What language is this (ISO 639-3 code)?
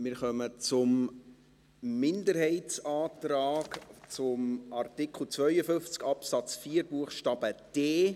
gsw